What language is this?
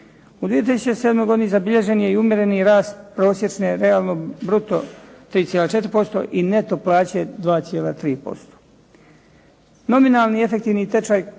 Croatian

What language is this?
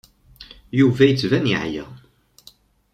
Kabyle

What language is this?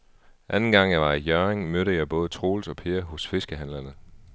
Danish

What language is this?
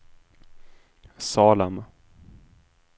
Swedish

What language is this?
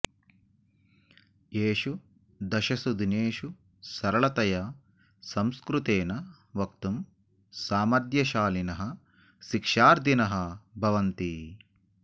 Sanskrit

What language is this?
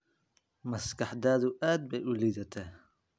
Somali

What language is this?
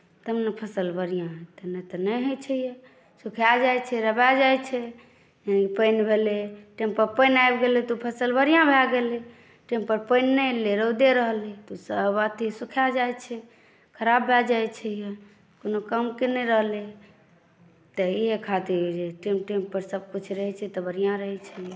Maithili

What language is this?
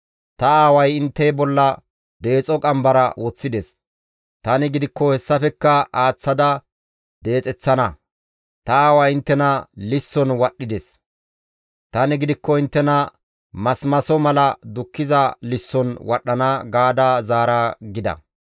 Gamo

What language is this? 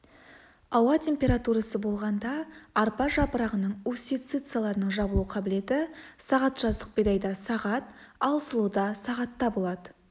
Kazakh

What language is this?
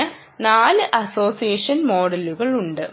Malayalam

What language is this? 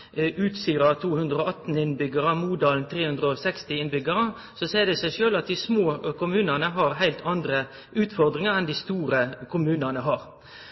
Norwegian Nynorsk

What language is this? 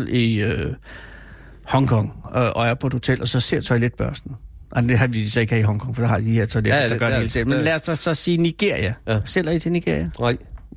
Danish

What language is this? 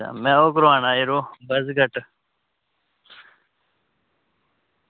Dogri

